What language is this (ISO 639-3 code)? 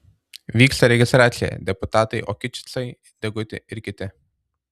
lit